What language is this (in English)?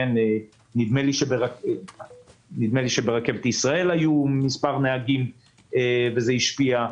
Hebrew